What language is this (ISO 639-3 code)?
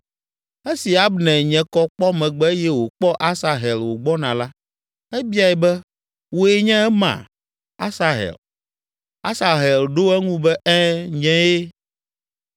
ewe